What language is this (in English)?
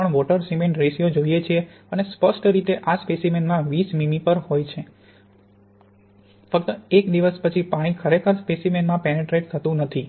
Gujarati